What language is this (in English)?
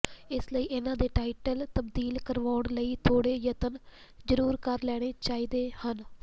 Punjabi